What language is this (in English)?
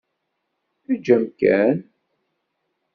Kabyle